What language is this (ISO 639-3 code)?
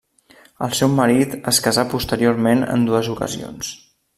cat